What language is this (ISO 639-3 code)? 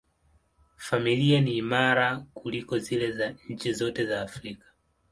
swa